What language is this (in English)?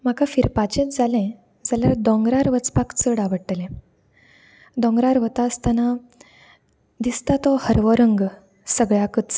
Konkani